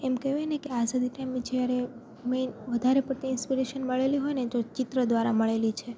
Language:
Gujarati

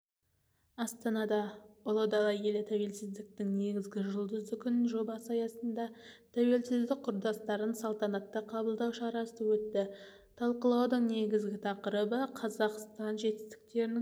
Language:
Kazakh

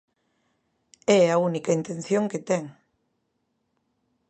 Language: Galician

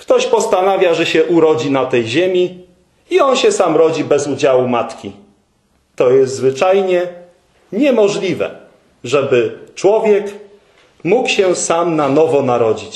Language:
Polish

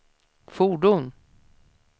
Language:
Swedish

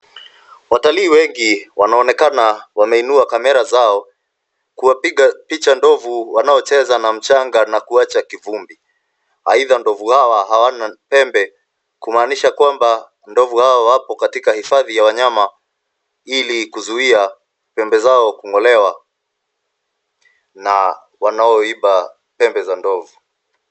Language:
Swahili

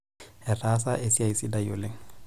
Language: Masai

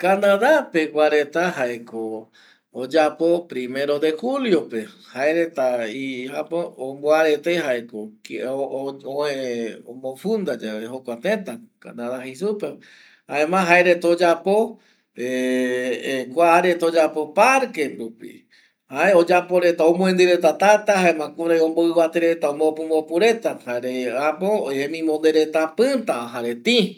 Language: Eastern Bolivian Guaraní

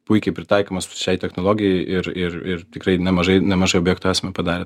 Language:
Lithuanian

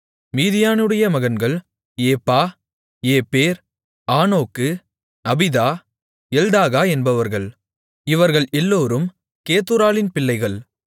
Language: Tamil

